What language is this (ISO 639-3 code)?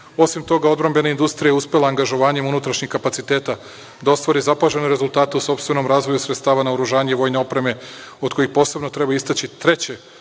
srp